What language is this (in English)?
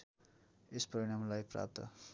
Nepali